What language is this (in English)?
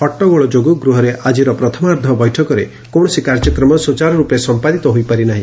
Odia